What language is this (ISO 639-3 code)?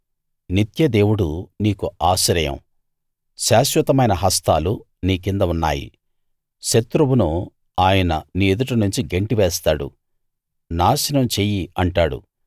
tel